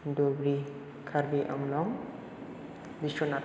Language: Bodo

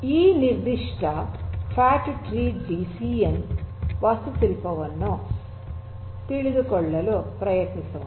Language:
Kannada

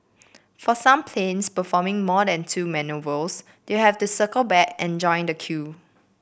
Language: English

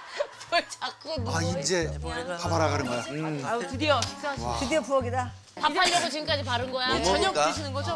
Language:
Korean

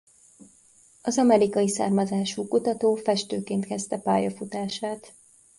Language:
Hungarian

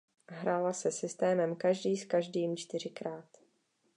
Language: Czech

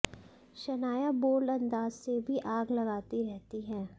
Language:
Hindi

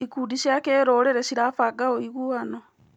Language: Kikuyu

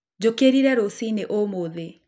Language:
Kikuyu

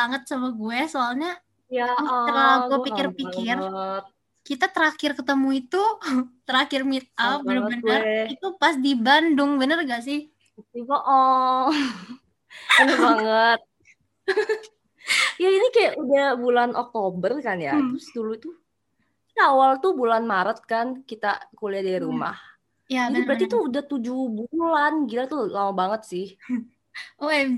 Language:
Indonesian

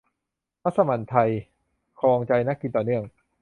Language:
Thai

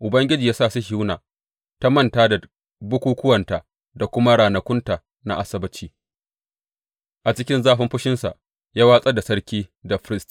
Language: Hausa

